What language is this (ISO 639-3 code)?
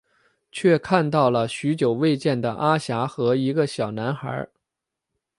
zho